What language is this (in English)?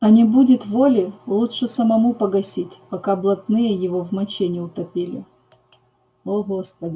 Russian